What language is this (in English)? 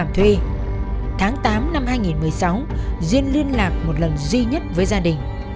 Vietnamese